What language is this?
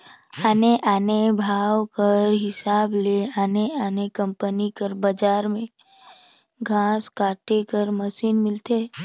Chhattisgarhi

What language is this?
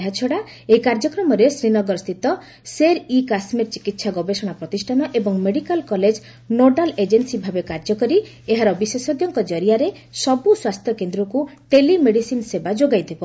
Odia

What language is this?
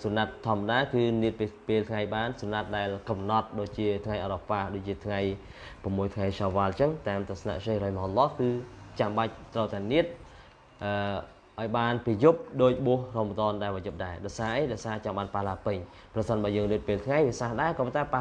Vietnamese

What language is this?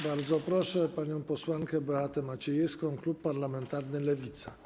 Polish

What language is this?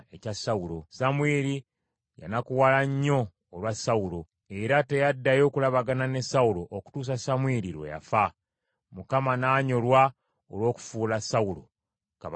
Ganda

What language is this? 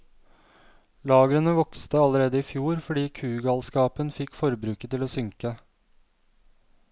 Norwegian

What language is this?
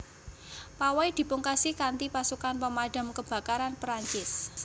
Javanese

